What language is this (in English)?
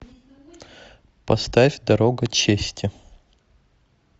Russian